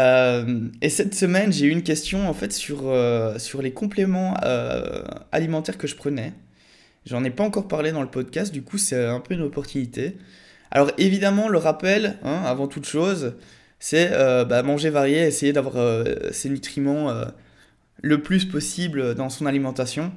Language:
French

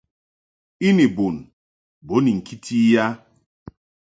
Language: Mungaka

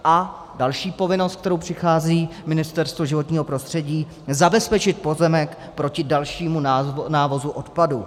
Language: Czech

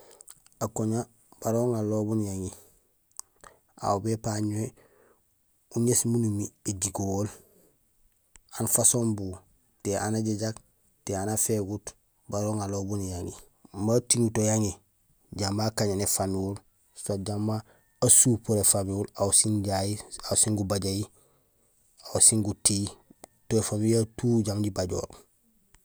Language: Gusilay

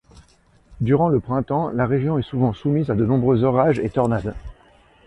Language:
French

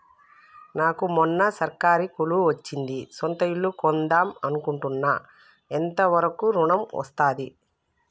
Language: Telugu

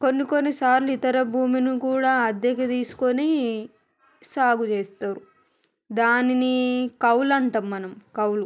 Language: Telugu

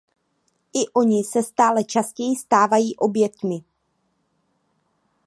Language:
Czech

